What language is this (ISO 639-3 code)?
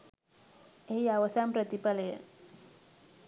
sin